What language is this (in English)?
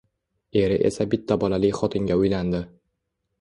Uzbek